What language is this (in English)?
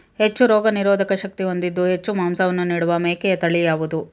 Kannada